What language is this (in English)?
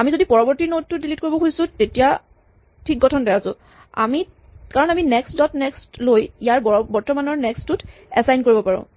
Assamese